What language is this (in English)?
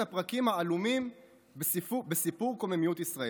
Hebrew